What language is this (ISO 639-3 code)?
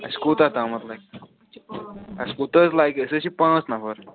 kas